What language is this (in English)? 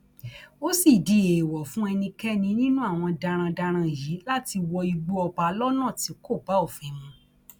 Yoruba